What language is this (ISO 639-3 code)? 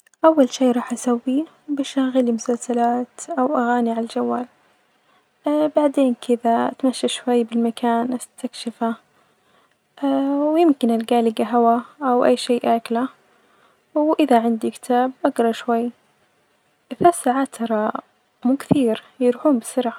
ars